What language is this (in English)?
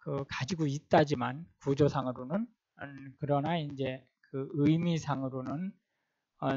Korean